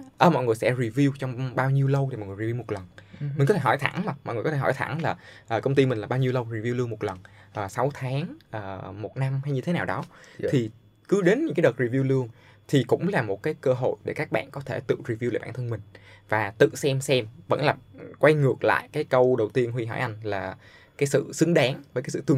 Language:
Vietnamese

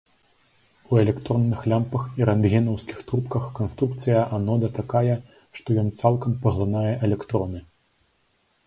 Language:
Belarusian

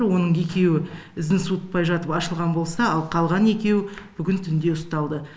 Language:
Kazakh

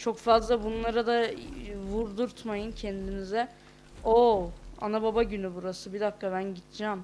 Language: Turkish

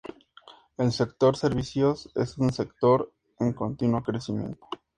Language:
Spanish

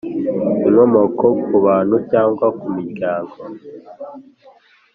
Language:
Kinyarwanda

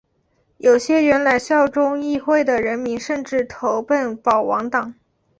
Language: Chinese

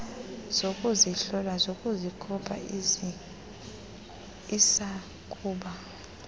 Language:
Xhosa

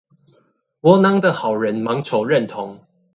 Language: Chinese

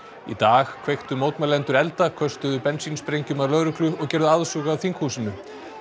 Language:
Icelandic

